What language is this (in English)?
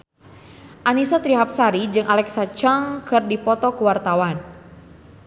Sundanese